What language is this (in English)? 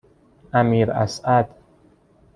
Persian